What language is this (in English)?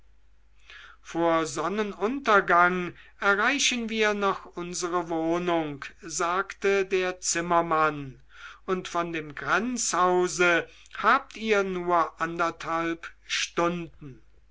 German